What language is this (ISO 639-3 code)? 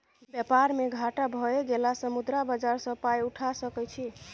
mai